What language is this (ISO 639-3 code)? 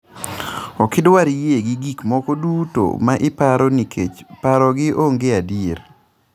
luo